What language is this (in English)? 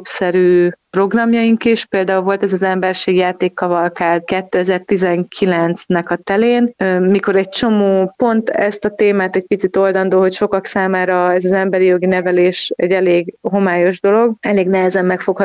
Hungarian